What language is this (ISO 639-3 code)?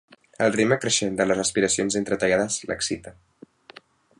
cat